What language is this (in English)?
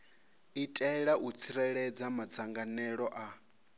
Venda